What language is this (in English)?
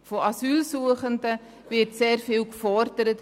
Swiss German